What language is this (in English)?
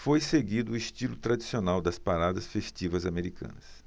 Portuguese